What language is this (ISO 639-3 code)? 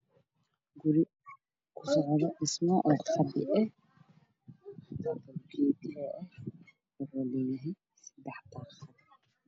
som